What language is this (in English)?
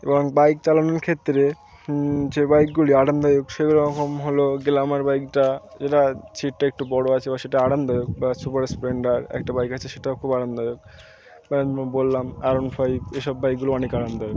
Bangla